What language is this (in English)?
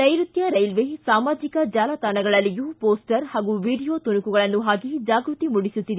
Kannada